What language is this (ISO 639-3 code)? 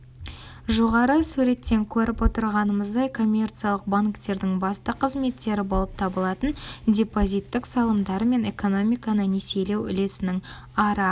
kaz